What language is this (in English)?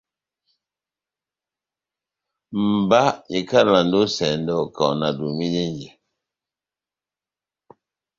Batanga